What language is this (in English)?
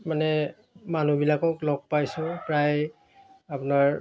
Assamese